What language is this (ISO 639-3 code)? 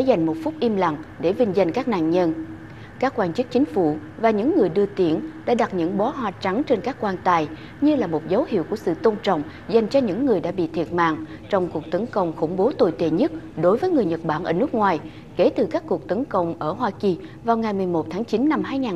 vie